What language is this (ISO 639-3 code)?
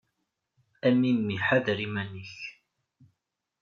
kab